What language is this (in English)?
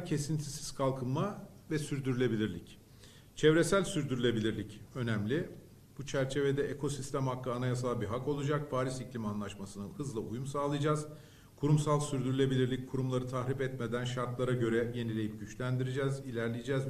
Turkish